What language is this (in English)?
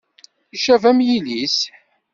Kabyle